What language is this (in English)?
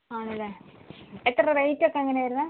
Malayalam